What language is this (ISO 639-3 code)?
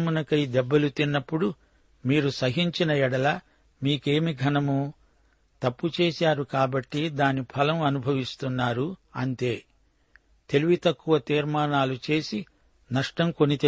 tel